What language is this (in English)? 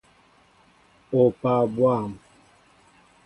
Mbo (Cameroon)